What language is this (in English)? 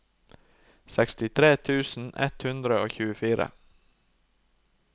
Norwegian